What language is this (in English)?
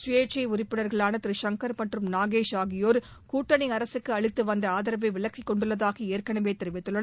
Tamil